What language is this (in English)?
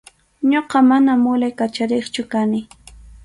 Arequipa-La Unión Quechua